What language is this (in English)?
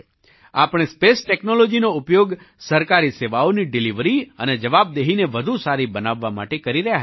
Gujarati